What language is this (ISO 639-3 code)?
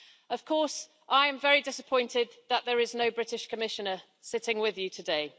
eng